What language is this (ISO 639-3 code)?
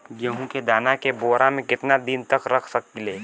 bho